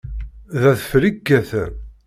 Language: Kabyle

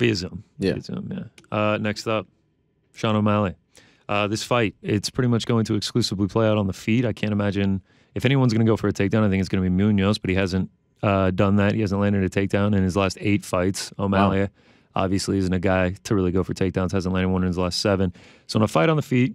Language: English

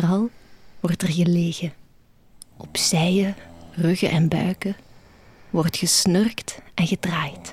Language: Dutch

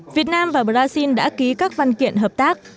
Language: Vietnamese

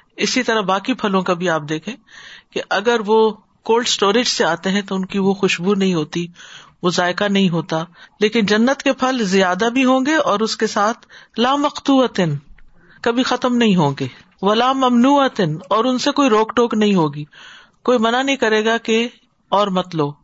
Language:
Urdu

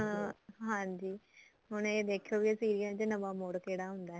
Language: Punjabi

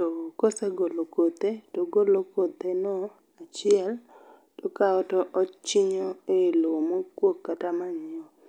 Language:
Luo (Kenya and Tanzania)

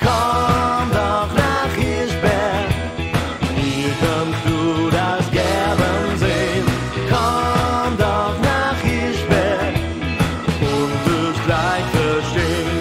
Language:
Dutch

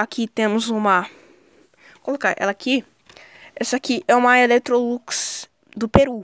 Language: Portuguese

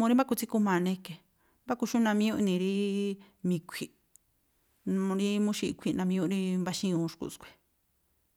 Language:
Tlacoapa Me'phaa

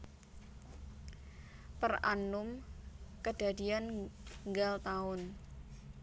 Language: Javanese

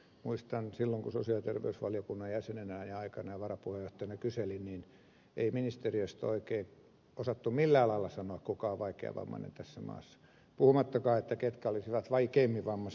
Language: Finnish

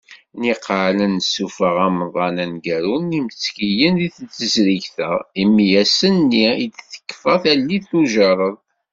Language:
Kabyle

